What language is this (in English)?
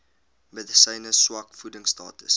Afrikaans